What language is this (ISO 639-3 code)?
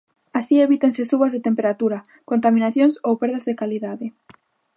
glg